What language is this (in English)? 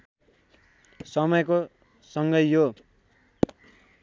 Nepali